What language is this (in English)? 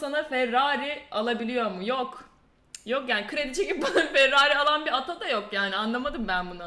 Turkish